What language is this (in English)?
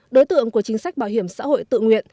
Vietnamese